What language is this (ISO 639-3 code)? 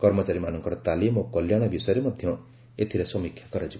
ori